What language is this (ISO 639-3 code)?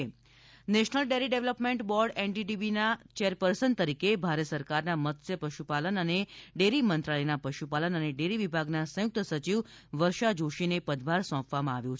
guj